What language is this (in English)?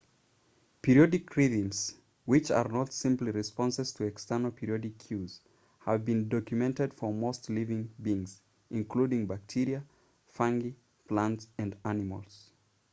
English